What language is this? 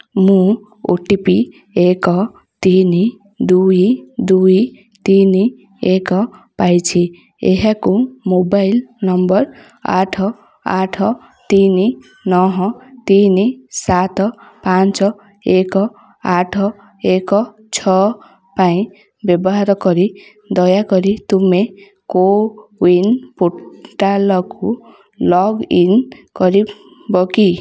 Odia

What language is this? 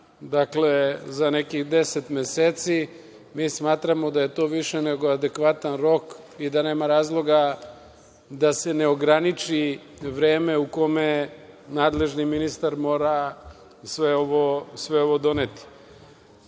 Serbian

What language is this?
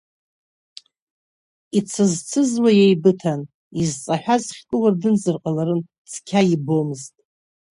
Abkhazian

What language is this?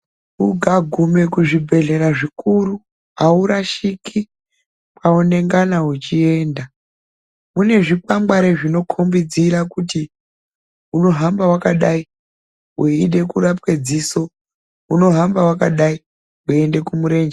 Ndau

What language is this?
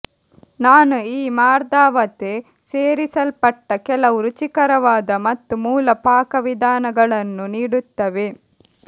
Kannada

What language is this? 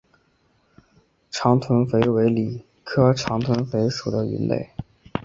Chinese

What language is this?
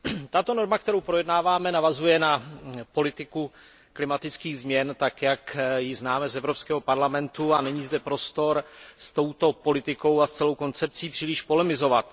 Czech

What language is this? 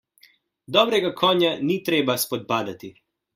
Slovenian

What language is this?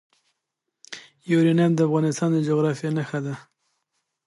Pashto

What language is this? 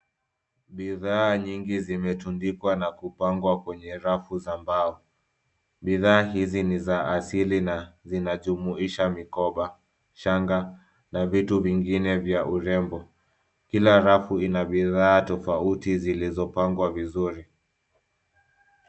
Swahili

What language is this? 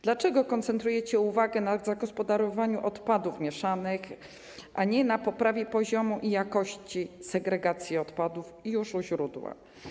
Polish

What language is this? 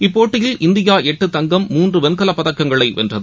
Tamil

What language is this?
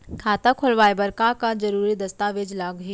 Chhattisgarhi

